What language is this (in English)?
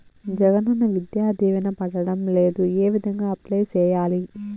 Telugu